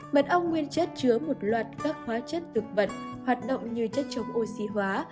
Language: Vietnamese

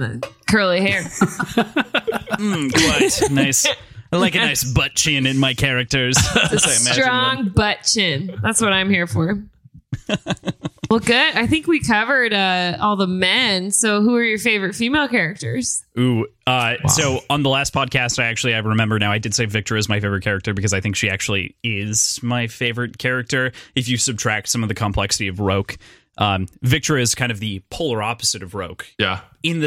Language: English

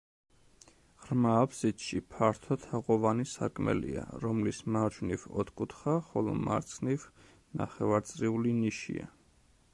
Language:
Georgian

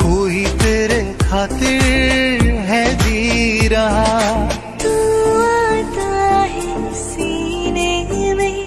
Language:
Hindi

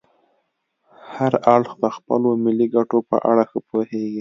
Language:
Pashto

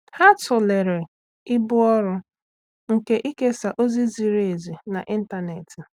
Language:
Igbo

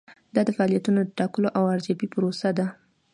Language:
Pashto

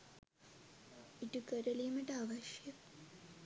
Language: Sinhala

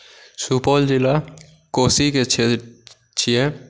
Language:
Maithili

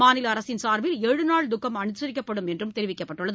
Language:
Tamil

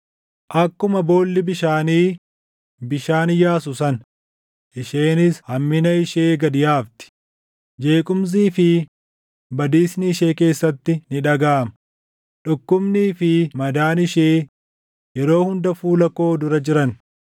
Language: Oromo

